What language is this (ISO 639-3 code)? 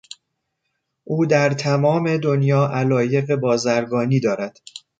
fas